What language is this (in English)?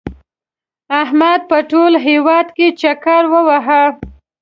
Pashto